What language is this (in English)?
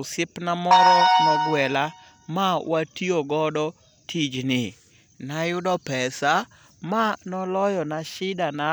Luo (Kenya and Tanzania)